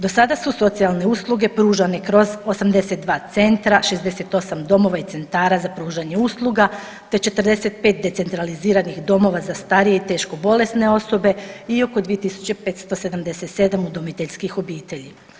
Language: Croatian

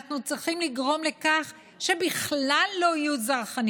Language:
Hebrew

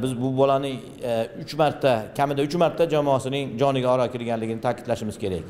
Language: Turkish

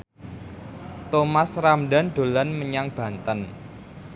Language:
Javanese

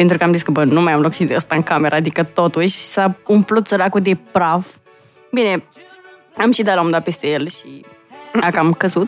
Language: Romanian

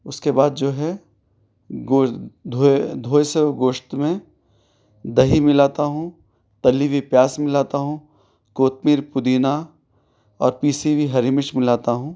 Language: Urdu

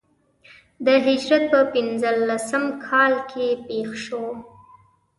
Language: Pashto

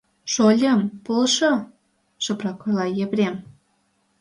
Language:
Mari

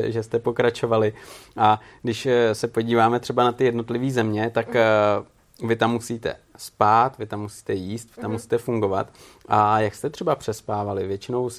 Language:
Czech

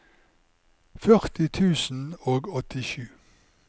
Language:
Norwegian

